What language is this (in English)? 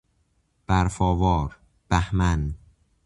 Persian